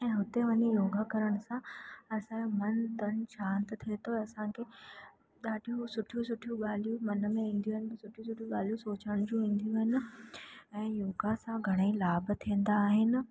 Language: Sindhi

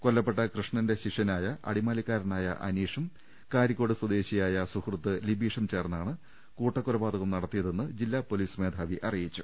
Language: Malayalam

